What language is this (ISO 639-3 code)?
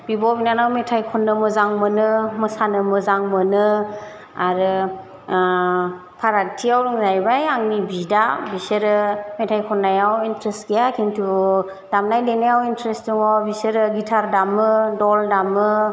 brx